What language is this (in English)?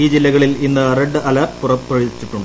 Malayalam